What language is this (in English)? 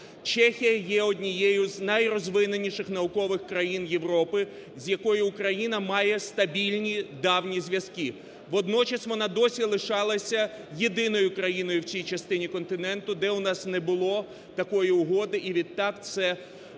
Ukrainian